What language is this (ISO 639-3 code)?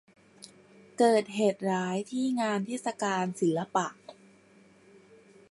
tha